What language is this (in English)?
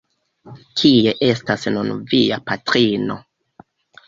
Esperanto